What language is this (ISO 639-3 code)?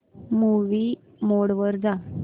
mar